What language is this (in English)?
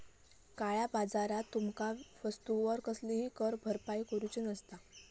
Marathi